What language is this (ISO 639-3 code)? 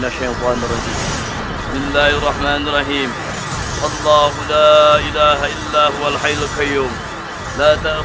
ind